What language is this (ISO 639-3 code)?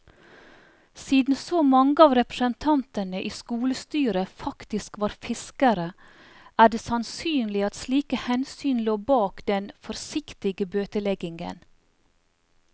nor